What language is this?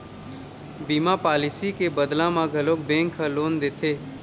Chhattisgarhi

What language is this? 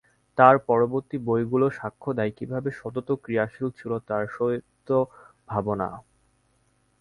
Bangla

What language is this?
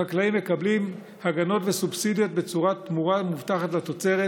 Hebrew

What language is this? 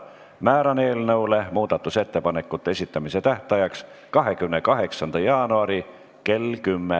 Estonian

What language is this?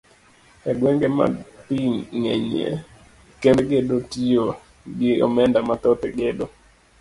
Luo (Kenya and Tanzania)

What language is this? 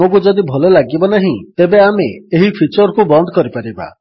Odia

